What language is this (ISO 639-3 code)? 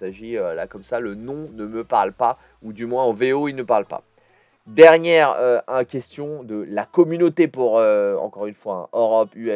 fra